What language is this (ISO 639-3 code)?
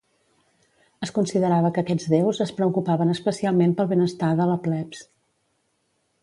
cat